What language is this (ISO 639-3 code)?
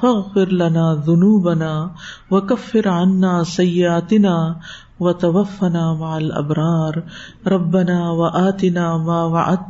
urd